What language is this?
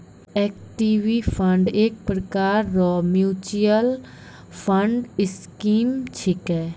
Maithili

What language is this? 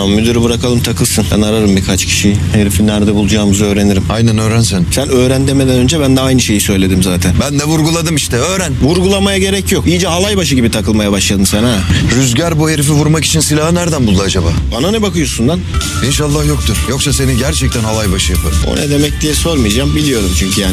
Turkish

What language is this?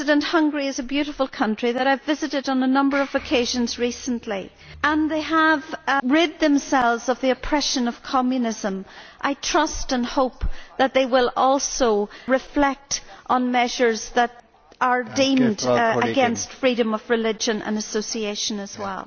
English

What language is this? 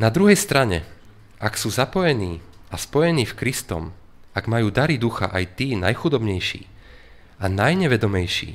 Slovak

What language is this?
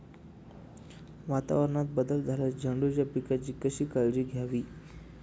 Marathi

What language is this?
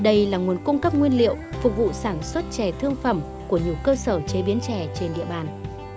Vietnamese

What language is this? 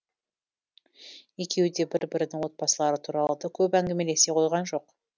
Kazakh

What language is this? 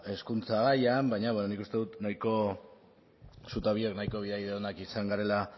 Basque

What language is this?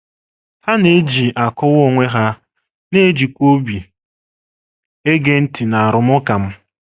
Igbo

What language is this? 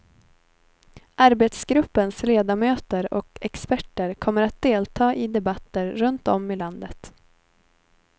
Swedish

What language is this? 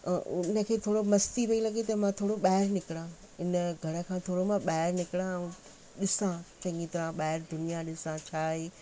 Sindhi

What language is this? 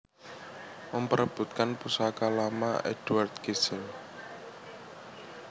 Javanese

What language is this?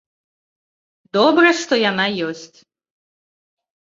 Belarusian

